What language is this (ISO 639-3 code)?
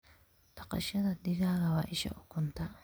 som